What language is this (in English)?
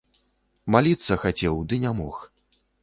Belarusian